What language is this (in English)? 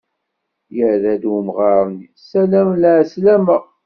Kabyle